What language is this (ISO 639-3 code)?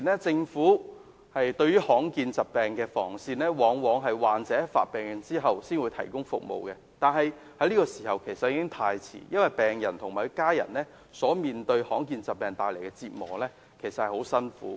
yue